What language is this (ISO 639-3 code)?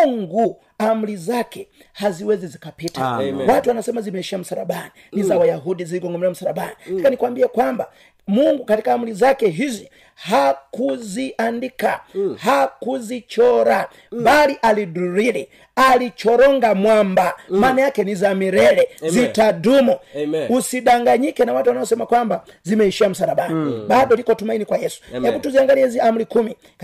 swa